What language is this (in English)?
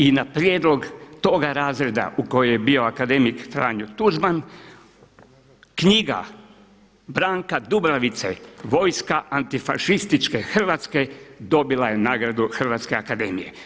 Croatian